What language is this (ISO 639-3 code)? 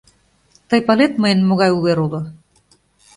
chm